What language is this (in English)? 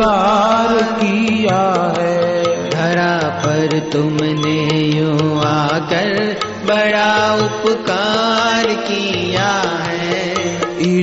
Hindi